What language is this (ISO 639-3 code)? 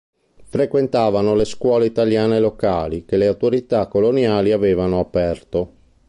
ita